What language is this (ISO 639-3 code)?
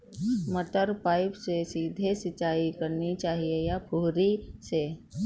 hin